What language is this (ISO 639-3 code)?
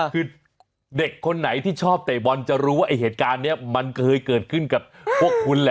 tha